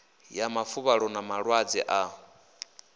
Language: Venda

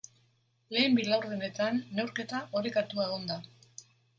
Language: Basque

